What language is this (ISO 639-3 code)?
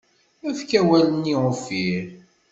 kab